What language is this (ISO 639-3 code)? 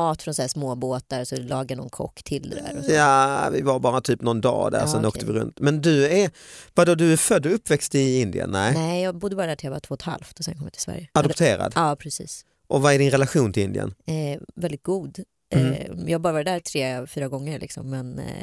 swe